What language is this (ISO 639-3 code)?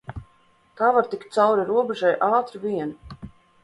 lav